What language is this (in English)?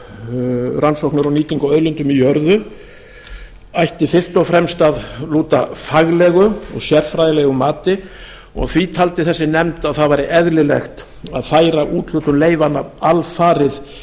Icelandic